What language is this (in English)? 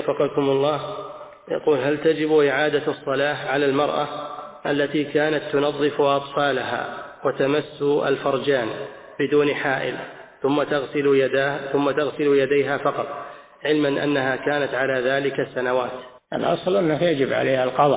Arabic